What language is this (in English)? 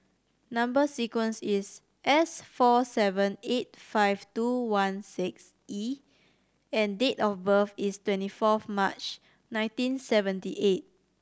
English